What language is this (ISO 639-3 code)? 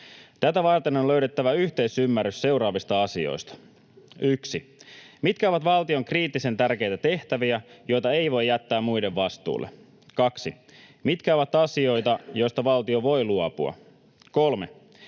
fin